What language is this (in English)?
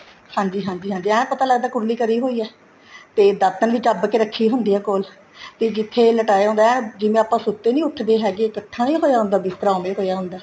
Punjabi